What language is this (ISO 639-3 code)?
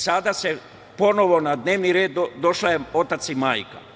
srp